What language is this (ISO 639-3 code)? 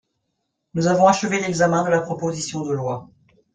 fra